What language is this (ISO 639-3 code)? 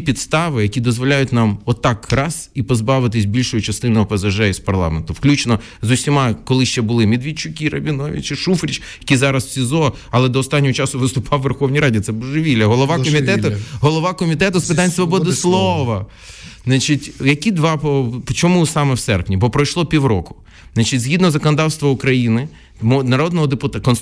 ukr